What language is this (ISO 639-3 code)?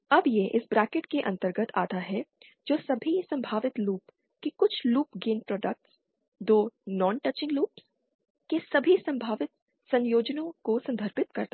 hin